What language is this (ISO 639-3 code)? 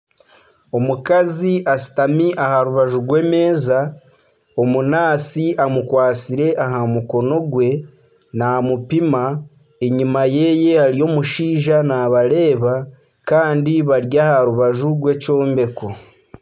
nyn